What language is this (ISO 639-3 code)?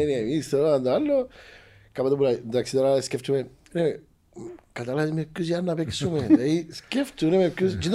ell